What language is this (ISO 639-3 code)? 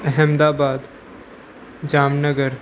snd